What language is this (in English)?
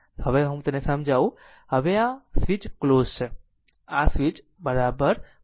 Gujarati